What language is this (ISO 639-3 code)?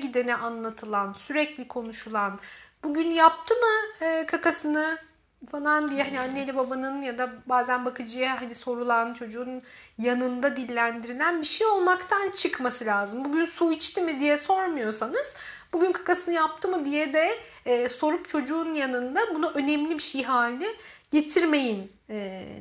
tur